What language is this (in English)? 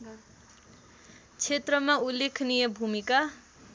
Nepali